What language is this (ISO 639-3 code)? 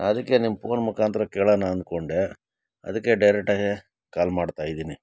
kan